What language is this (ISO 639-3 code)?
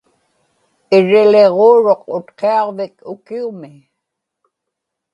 ipk